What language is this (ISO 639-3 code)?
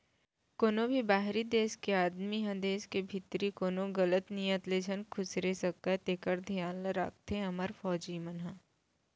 hne